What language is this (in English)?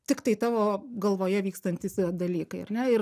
Lithuanian